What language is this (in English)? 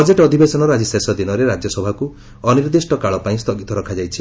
Odia